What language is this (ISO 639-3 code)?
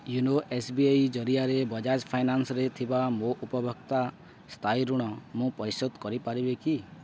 ori